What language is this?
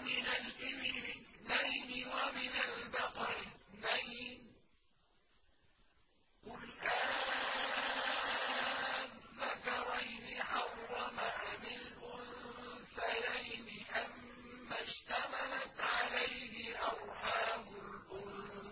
Arabic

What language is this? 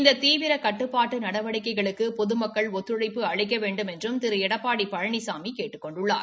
Tamil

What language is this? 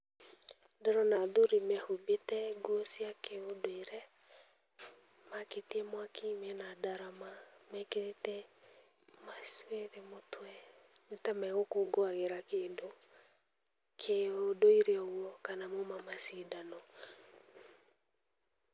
Kikuyu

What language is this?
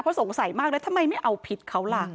Thai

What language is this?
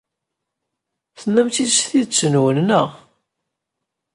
Kabyle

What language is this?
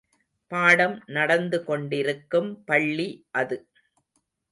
Tamil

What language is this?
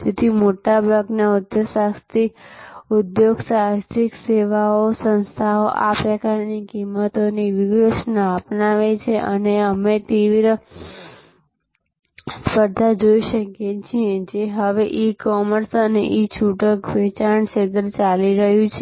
Gujarati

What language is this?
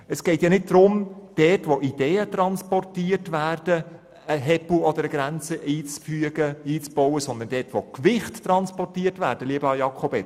Swiss German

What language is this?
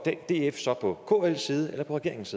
Danish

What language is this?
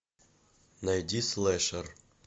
Russian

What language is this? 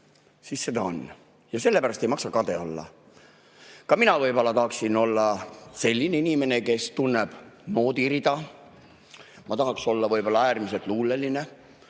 Estonian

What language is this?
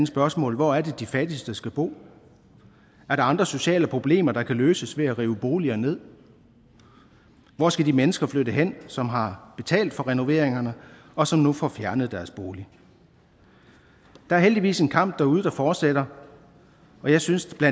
Danish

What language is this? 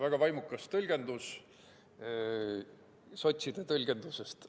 Estonian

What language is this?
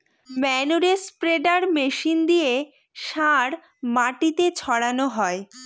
Bangla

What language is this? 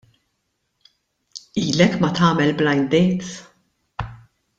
Maltese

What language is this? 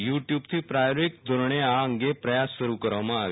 Gujarati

